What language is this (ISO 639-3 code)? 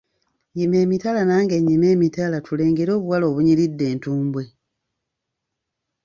lug